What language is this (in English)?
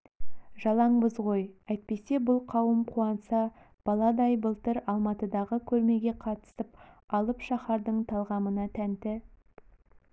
Kazakh